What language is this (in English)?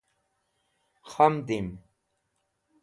Wakhi